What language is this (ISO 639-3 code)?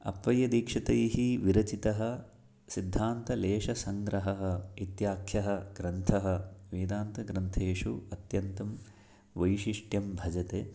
san